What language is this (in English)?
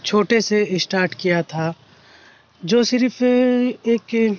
Urdu